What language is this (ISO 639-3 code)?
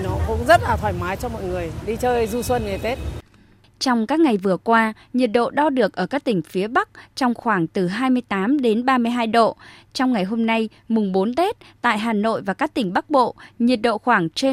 vie